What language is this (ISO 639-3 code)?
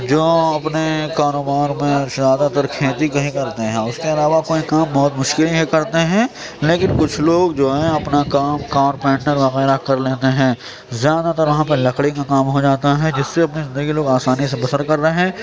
urd